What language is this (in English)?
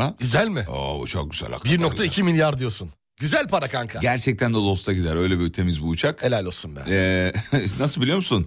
Turkish